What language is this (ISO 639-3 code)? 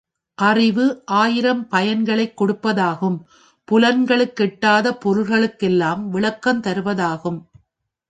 tam